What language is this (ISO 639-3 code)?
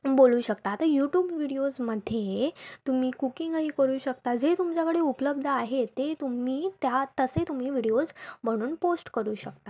mar